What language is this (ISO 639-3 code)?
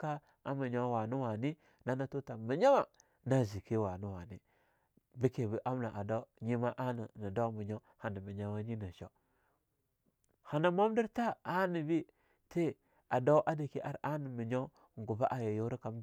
lnu